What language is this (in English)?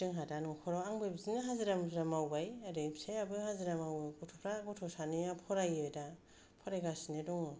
Bodo